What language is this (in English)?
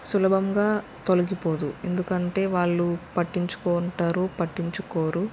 Telugu